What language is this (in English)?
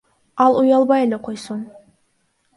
Kyrgyz